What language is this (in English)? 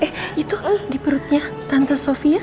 Indonesian